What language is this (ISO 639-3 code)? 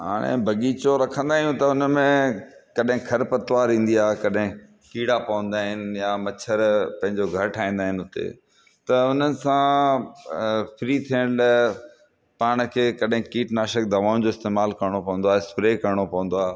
snd